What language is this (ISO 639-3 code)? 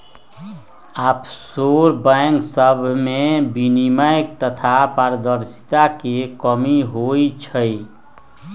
mag